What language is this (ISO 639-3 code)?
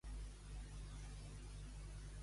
cat